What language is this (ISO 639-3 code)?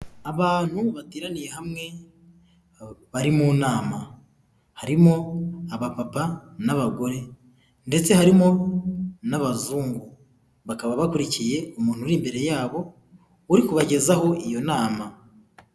kin